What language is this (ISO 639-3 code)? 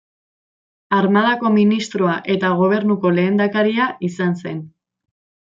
eus